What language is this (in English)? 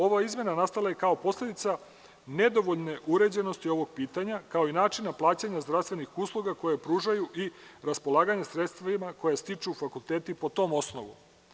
Serbian